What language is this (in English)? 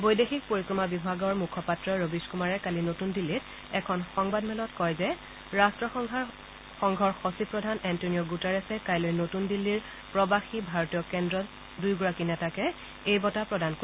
Assamese